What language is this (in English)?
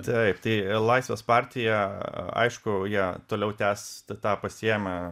Lithuanian